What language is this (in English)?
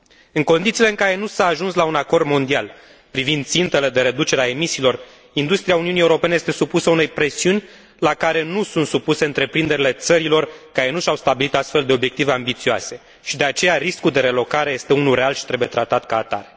Romanian